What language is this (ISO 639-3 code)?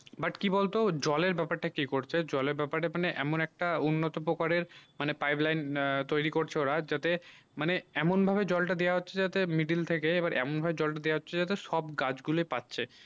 ben